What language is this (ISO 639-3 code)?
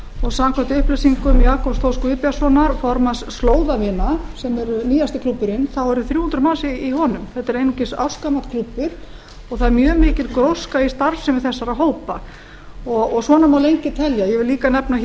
isl